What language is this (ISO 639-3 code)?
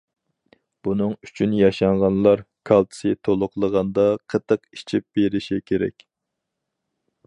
uig